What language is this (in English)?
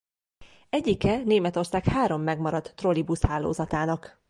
Hungarian